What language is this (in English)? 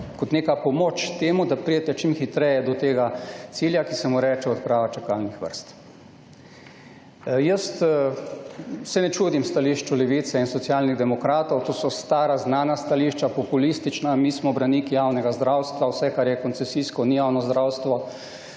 Slovenian